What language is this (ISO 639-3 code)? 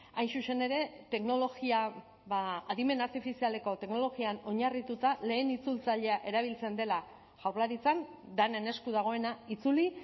eus